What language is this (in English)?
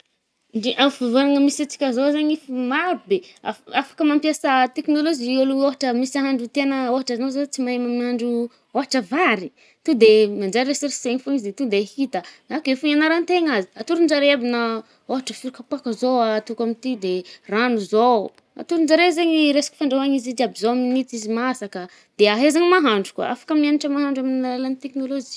Northern Betsimisaraka Malagasy